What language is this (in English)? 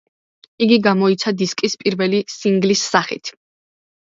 Georgian